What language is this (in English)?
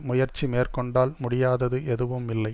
Tamil